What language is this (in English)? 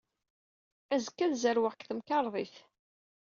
Kabyle